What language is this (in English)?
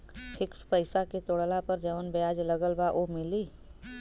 Bhojpuri